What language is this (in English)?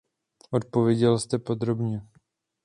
Czech